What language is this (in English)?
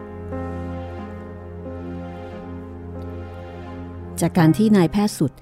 Thai